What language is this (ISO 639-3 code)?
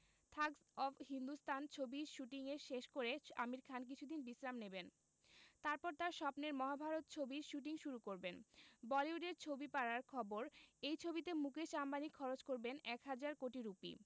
ben